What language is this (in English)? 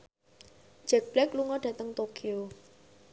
Javanese